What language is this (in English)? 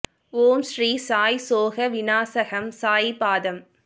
Tamil